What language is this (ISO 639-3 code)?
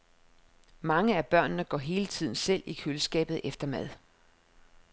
dan